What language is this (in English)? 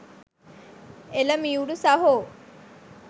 Sinhala